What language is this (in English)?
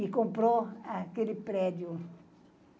Portuguese